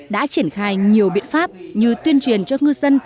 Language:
Vietnamese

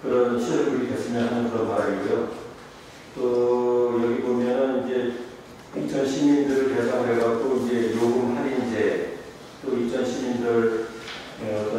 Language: Korean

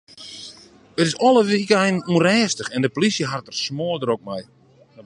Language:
Western Frisian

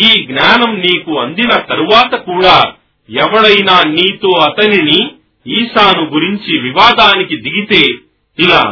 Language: Telugu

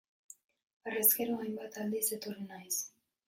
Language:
Basque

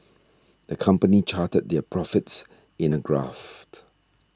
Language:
English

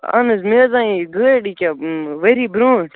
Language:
Kashmiri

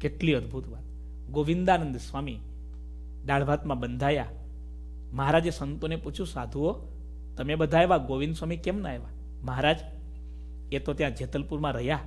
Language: Hindi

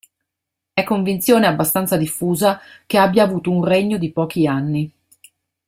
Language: Italian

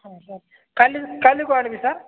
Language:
Odia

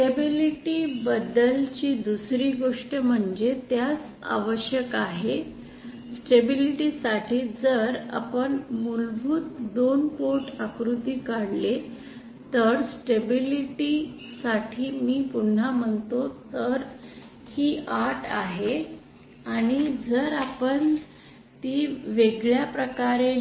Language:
Marathi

